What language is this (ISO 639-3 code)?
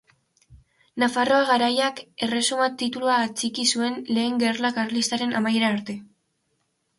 eus